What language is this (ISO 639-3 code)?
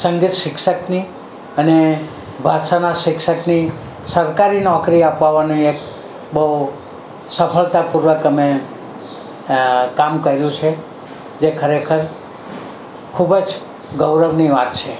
guj